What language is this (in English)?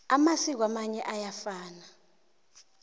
South Ndebele